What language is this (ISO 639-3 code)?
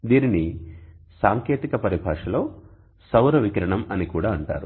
tel